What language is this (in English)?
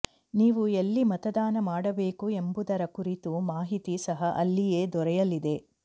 Kannada